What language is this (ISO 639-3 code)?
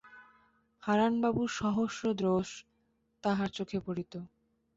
ben